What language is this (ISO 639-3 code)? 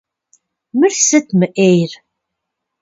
kbd